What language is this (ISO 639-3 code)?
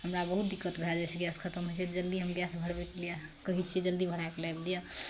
mai